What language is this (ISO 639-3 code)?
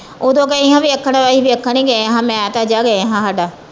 pan